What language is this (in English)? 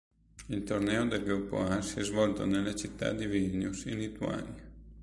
Italian